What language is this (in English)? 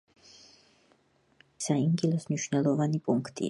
Georgian